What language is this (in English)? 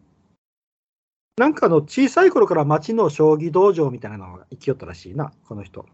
Japanese